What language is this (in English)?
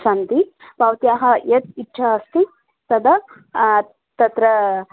Sanskrit